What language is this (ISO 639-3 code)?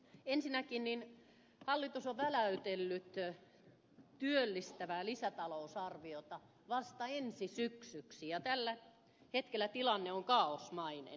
fin